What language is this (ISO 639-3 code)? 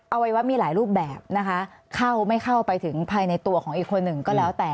tha